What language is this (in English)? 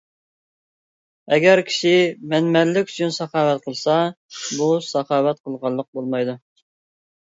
Uyghur